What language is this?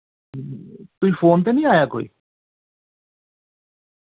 Dogri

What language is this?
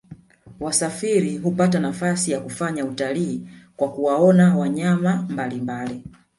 Swahili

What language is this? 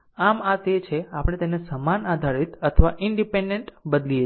Gujarati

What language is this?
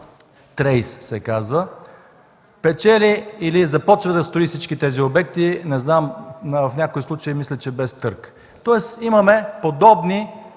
Bulgarian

